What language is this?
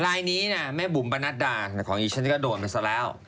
Thai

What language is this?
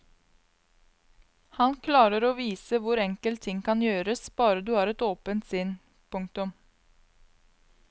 Norwegian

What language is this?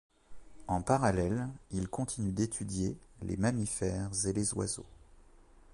French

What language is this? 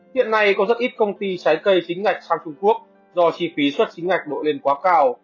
Vietnamese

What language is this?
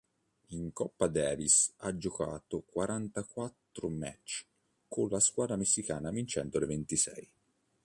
Italian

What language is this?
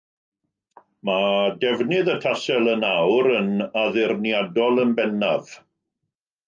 Welsh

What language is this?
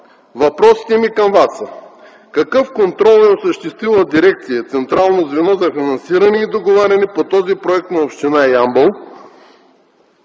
Bulgarian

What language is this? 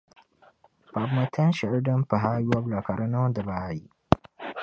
Dagbani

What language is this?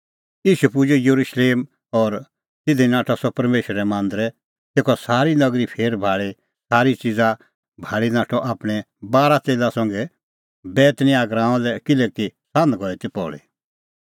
Kullu Pahari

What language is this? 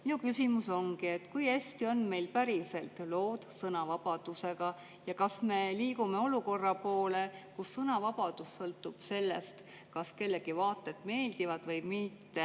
Estonian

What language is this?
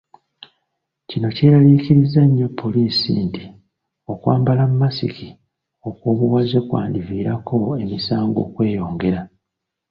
Ganda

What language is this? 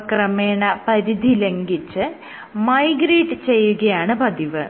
Malayalam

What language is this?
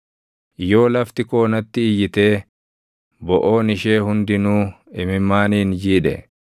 Oromo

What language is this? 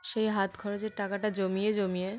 Bangla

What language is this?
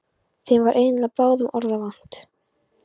Icelandic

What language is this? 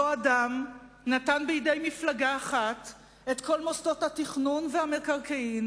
Hebrew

